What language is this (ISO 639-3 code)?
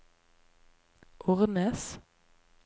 nor